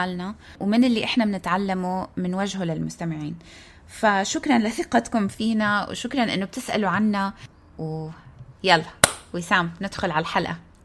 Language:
Arabic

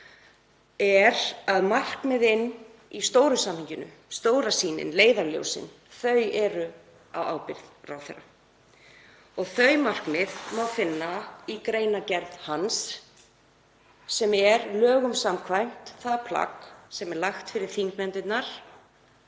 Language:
Icelandic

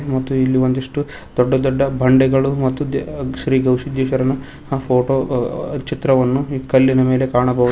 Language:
Kannada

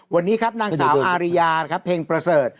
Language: Thai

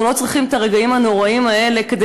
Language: Hebrew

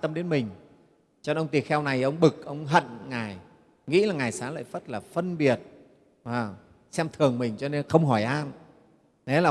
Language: Vietnamese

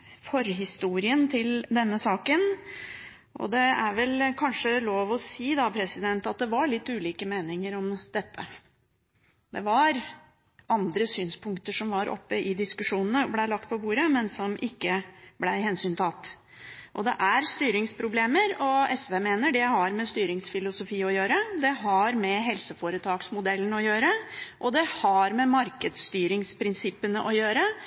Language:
Norwegian Bokmål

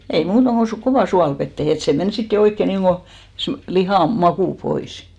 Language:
Finnish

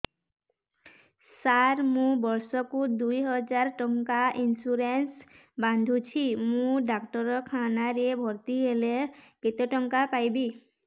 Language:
Odia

